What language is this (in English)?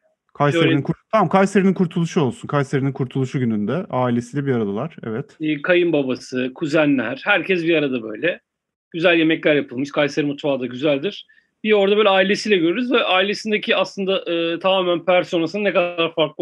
Turkish